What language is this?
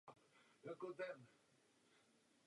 Czech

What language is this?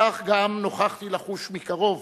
Hebrew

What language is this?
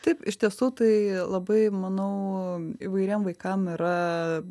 Lithuanian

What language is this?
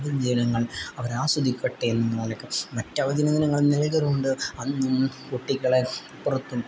Malayalam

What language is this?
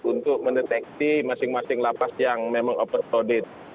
Indonesian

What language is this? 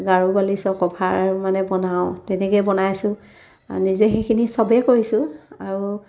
Assamese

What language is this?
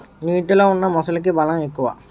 Telugu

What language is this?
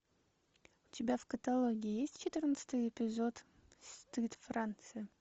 Russian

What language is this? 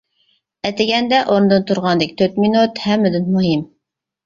Uyghur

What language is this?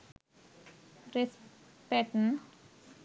Sinhala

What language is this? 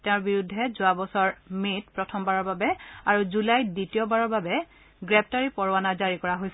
Assamese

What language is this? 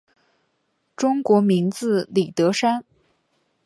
Chinese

